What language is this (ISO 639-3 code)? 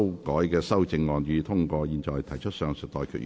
yue